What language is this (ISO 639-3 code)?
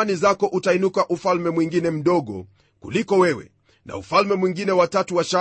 swa